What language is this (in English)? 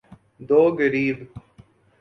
Urdu